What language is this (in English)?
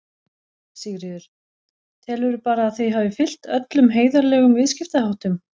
Icelandic